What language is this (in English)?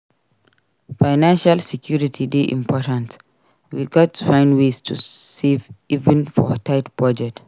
Nigerian Pidgin